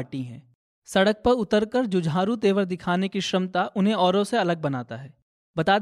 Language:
Hindi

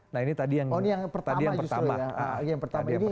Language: Indonesian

